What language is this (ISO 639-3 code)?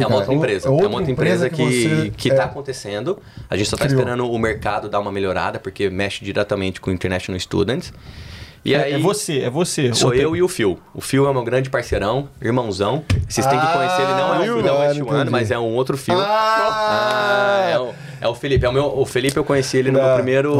por